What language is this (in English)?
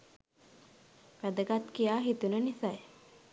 Sinhala